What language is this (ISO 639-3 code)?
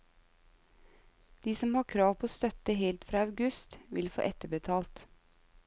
nor